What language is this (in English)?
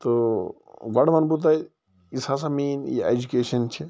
Kashmiri